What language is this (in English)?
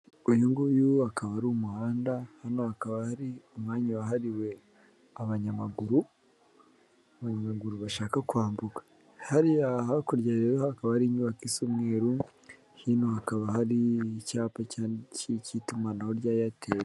Kinyarwanda